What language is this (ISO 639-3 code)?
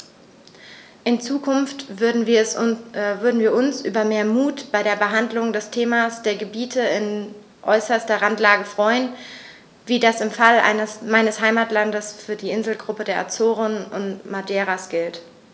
deu